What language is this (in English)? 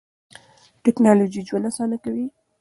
Pashto